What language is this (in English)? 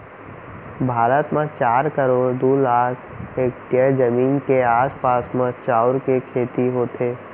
Chhattisgarhi